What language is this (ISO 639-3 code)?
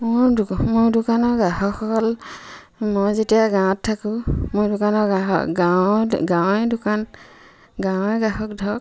asm